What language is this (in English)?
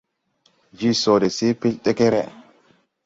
Tupuri